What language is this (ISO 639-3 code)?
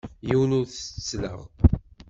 kab